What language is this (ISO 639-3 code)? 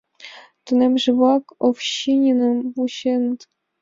chm